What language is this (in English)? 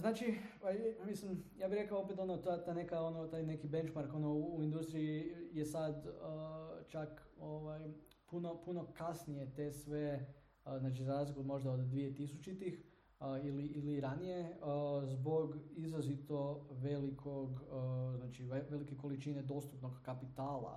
Croatian